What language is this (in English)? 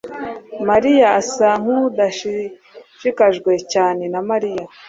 Kinyarwanda